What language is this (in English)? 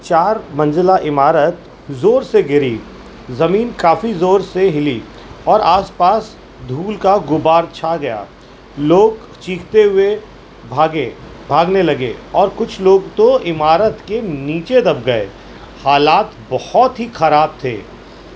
Urdu